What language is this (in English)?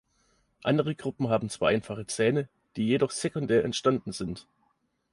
German